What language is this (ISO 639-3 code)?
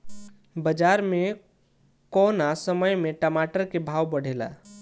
bho